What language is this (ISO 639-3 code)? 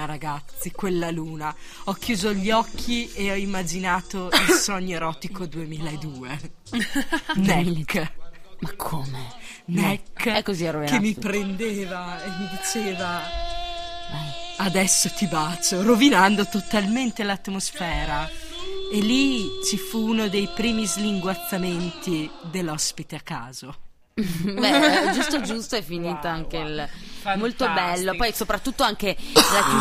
ita